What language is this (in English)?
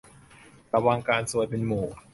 Thai